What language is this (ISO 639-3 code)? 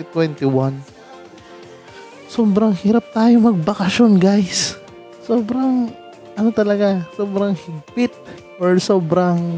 fil